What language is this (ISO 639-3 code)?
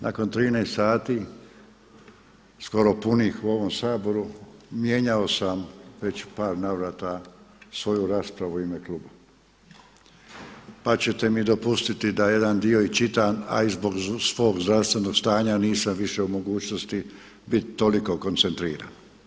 hrv